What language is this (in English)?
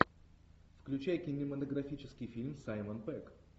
Russian